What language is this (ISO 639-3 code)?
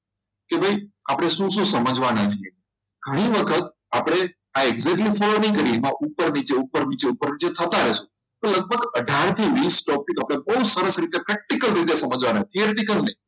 guj